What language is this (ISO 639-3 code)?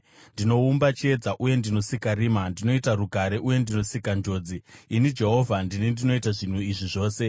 sna